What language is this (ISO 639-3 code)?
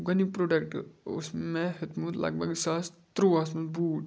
kas